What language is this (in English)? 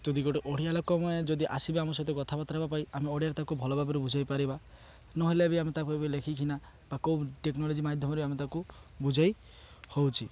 Odia